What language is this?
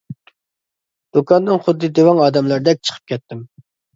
Uyghur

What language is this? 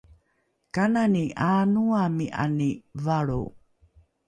Rukai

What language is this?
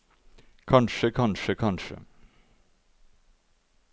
Norwegian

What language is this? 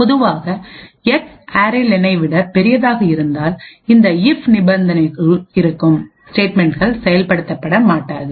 Tamil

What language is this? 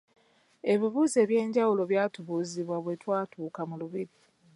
Ganda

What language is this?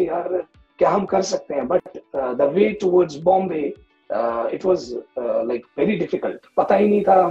Hindi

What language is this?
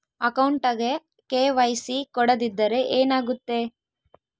Kannada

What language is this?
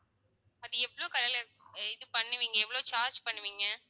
Tamil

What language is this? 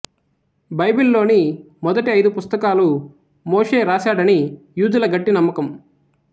Telugu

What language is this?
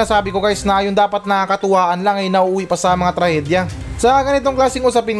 Filipino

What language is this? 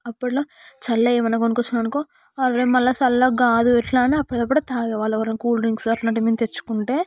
Telugu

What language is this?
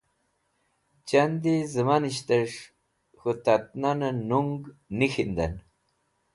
Wakhi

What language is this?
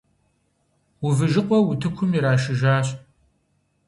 Kabardian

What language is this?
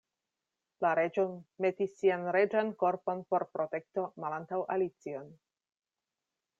Esperanto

